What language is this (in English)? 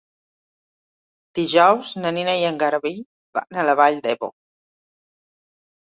Catalan